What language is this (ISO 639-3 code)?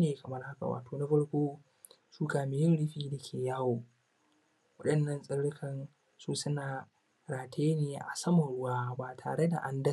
hau